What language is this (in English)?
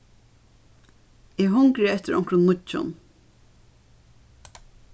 Faroese